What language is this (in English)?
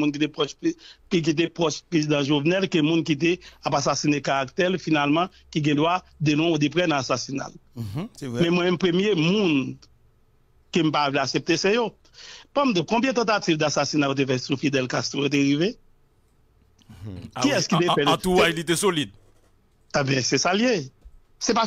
French